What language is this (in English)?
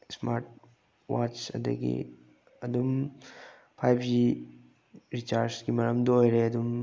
Manipuri